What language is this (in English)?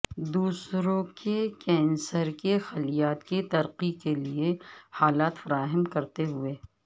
Urdu